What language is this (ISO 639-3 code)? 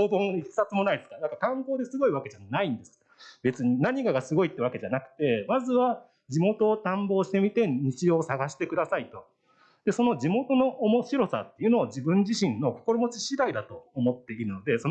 jpn